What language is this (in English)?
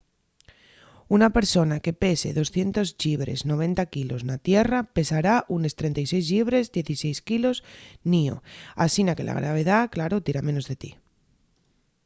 Asturian